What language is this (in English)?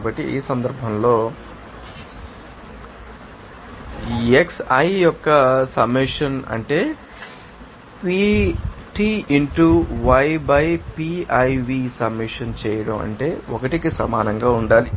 Telugu